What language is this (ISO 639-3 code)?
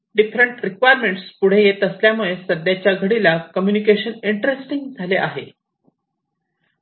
mar